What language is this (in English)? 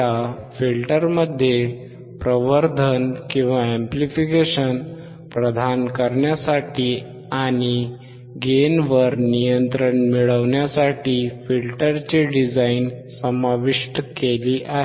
Marathi